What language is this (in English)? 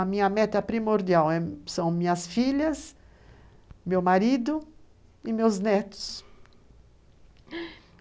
Portuguese